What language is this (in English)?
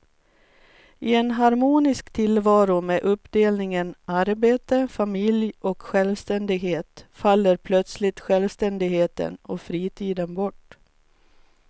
Swedish